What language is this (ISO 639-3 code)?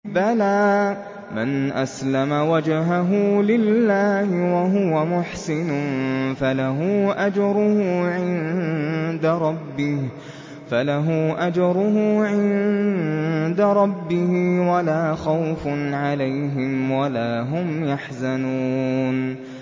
ara